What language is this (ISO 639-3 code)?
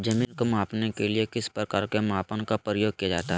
mag